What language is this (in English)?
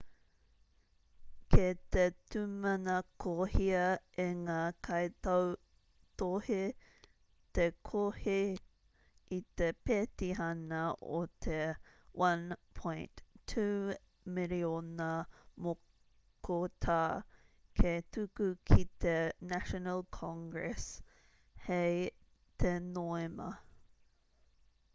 Māori